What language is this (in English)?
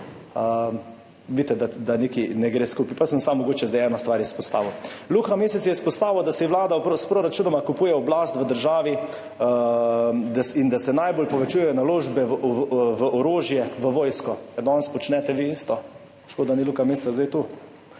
Slovenian